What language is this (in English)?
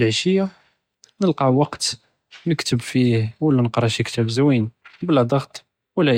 Judeo-Arabic